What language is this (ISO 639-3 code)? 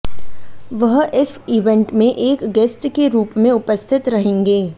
hin